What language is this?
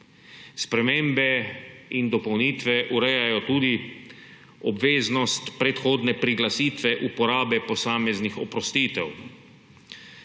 Slovenian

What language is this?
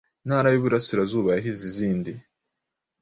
Kinyarwanda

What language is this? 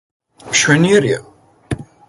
Georgian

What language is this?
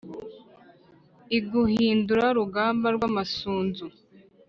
Kinyarwanda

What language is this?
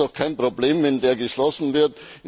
German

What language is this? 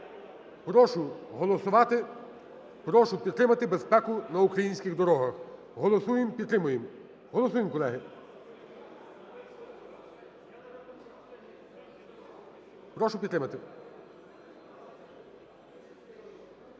Ukrainian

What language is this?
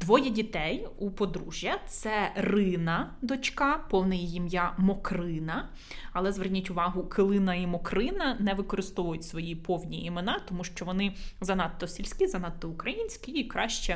Ukrainian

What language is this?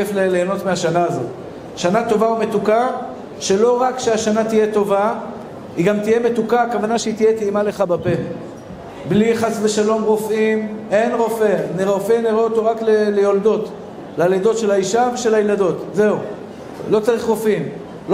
Hebrew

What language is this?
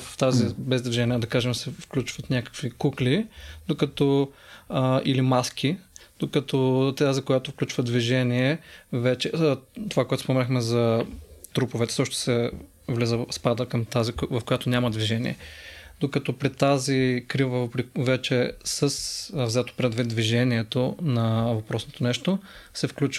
Bulgarian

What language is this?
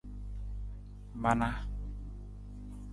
Nawdm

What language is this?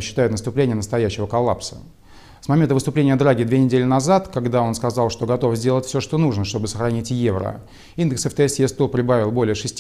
Russian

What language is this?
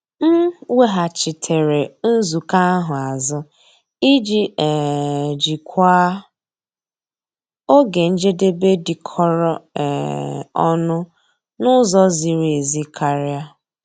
Igbo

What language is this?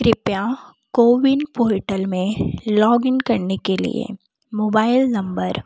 Hindi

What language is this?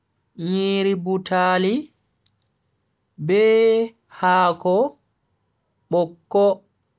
Bagirmi Fulfulde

